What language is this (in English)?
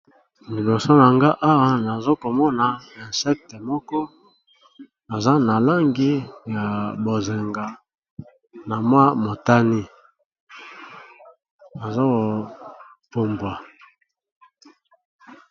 Lingala